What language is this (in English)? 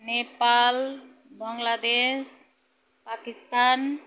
Nepali